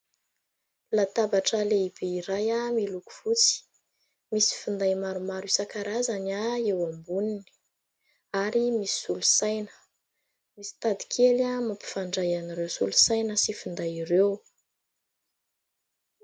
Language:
Malagasy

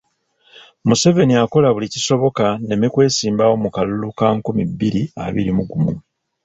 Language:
Ganda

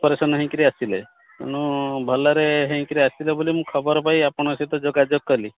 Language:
Odia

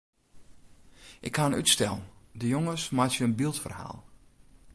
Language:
Western Frisian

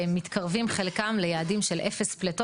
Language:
Hebrew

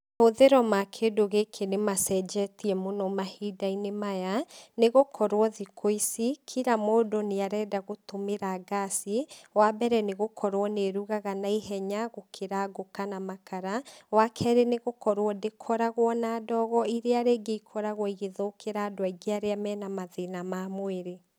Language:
Kikuyu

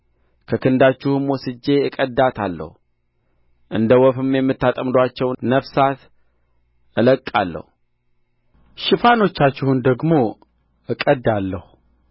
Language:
Amharic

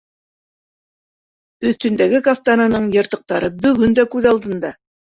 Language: Bashkir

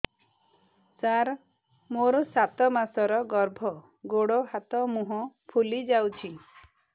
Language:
Odia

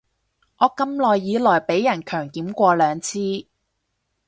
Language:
Cantonese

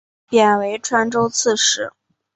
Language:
Chinese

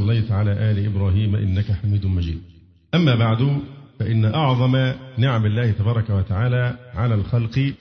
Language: Arabic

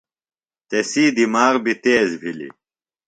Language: Phalura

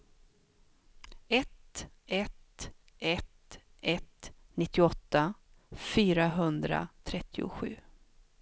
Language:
Swedish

